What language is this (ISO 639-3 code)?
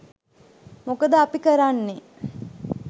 sin